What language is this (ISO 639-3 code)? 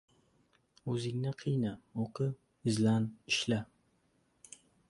uzb